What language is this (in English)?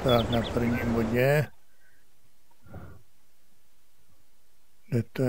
Czech